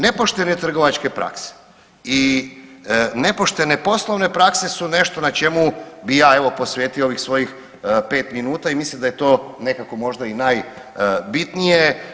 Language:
Croatian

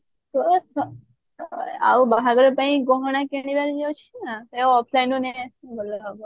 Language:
Odia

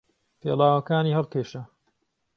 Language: Central Kurdish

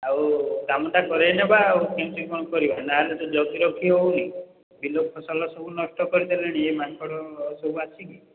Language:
Odia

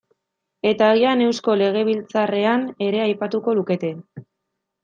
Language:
Basque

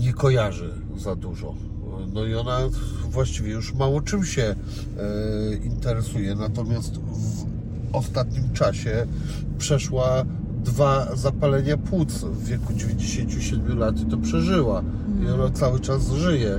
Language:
Polish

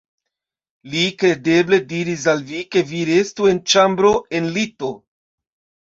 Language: Esperanto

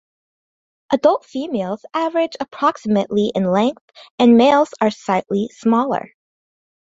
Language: English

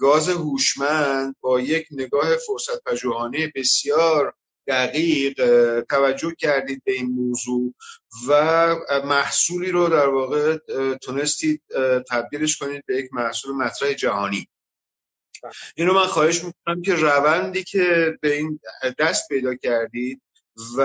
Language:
Persian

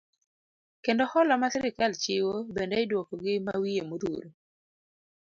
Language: Luo (Kenya and Tanzania)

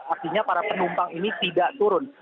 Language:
Indonesian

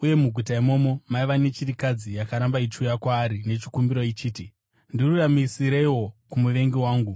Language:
Shona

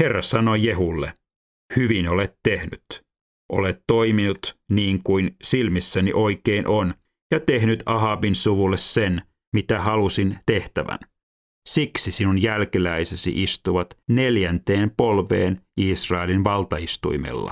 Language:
Finnish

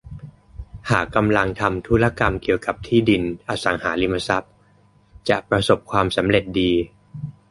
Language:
Thai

